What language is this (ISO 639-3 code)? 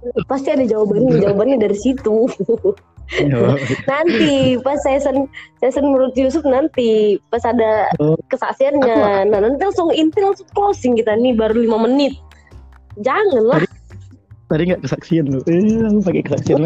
ind